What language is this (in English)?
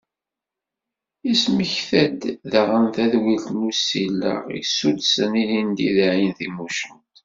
Kabyle